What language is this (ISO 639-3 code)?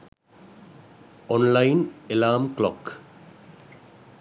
sin